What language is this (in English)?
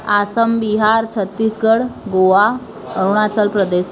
Gujarati